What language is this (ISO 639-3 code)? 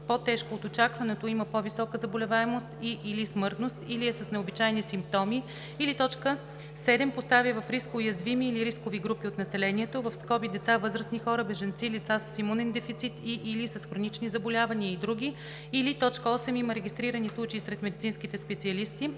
bul